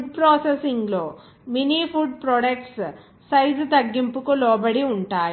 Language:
Telugu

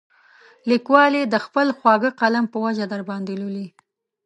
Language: Pashto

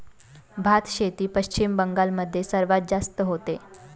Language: Marathi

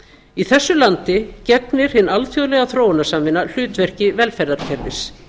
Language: Icelandic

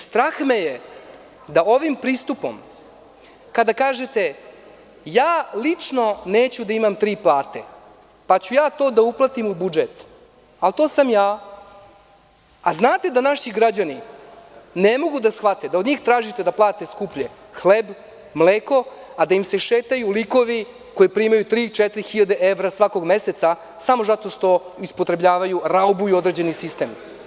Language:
Serbian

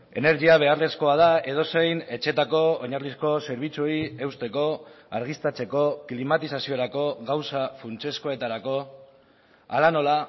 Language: Basque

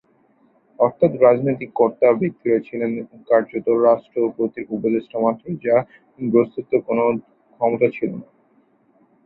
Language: Bangla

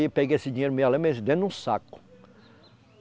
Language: Portuguese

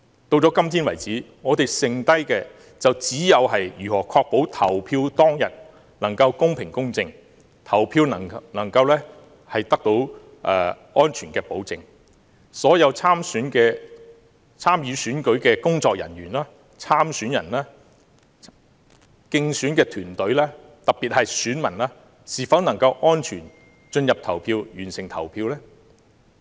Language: Cantonese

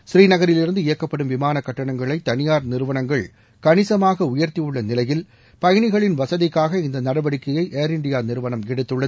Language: Tamil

